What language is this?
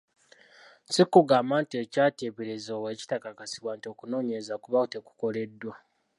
Ganda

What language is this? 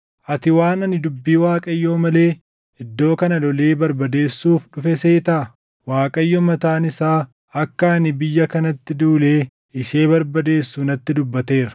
Oromo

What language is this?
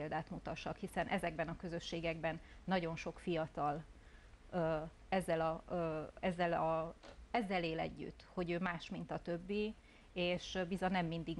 Hungarian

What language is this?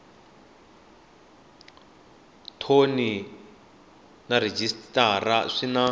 Tsonga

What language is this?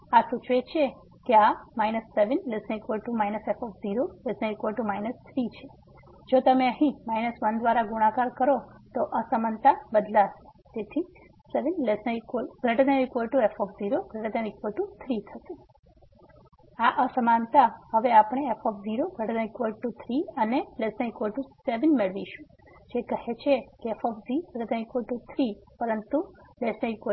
Gujarati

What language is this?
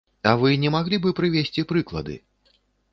Belarusian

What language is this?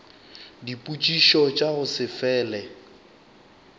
Northern Sotho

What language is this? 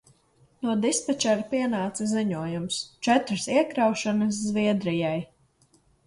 Latvian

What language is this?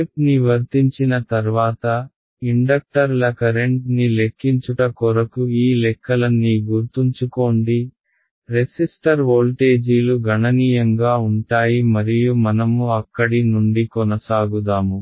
Telugu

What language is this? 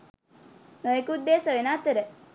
Sinhala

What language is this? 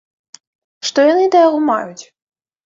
Belarusian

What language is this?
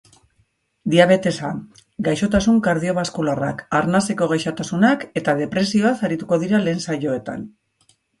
Basque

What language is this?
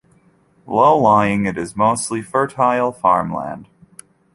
English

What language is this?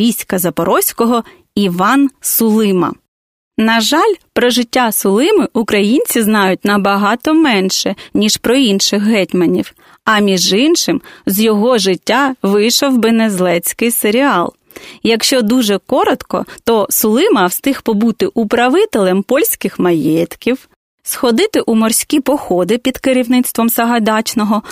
Ukrainian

